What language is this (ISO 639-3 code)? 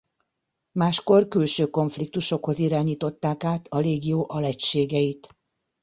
hun